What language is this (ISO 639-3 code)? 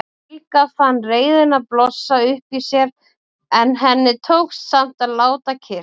isl